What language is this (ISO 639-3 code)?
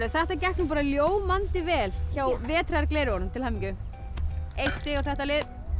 isl